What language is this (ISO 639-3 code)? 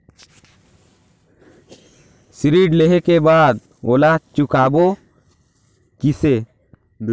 hne